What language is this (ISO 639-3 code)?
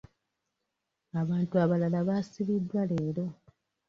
lug